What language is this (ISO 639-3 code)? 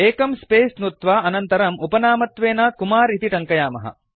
san